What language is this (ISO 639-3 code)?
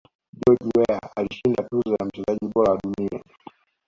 swa